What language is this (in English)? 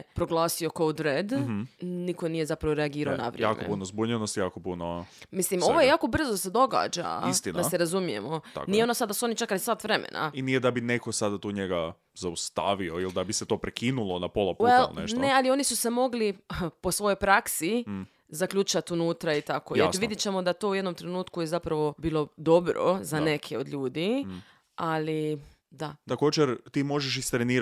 Croatian